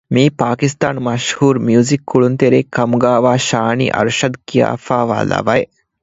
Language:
Divehi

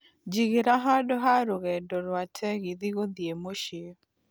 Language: Kikuyu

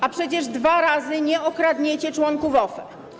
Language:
Polish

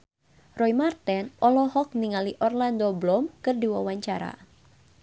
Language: Sundanese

